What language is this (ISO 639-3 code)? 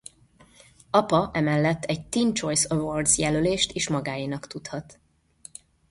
hun